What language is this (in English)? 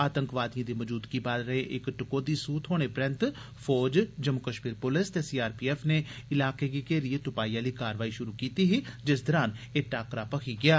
Dogri